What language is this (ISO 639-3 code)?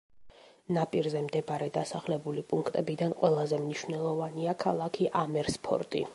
kat